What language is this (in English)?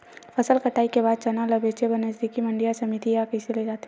Chhattisgarhi